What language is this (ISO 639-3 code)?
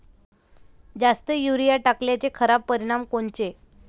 mar